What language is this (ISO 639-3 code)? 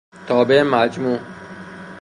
fas